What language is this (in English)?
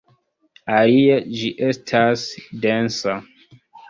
Esperanto